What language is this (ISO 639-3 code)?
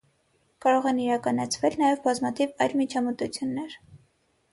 hye